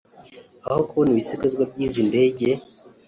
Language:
Kinyarwanda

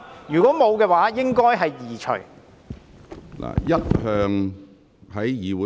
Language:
Cantonese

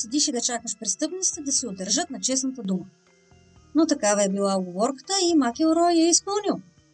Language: Bulgarian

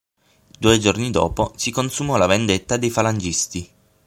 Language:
Italian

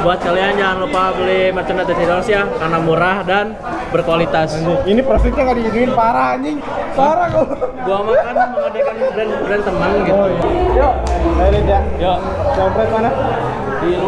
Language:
Indonesian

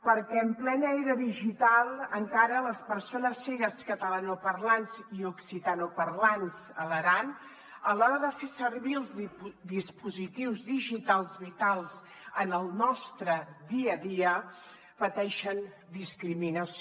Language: Catalan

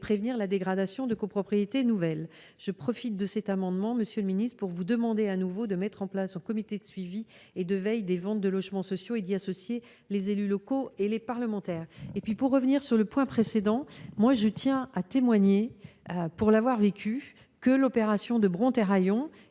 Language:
French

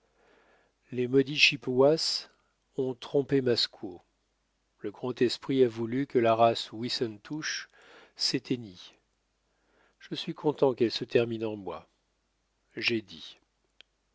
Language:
French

